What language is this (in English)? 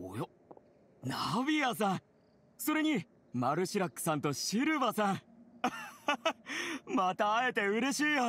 Japanese